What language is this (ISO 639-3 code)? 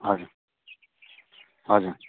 nep